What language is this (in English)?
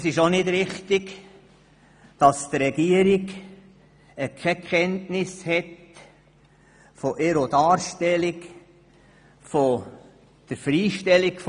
Swiss German